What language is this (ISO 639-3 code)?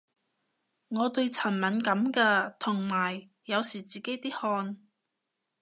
yue